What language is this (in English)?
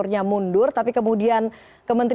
Indonesian